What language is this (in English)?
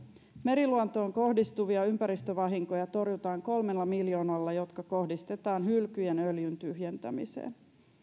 Finnish